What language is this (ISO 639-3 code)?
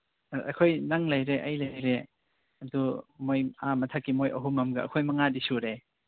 mni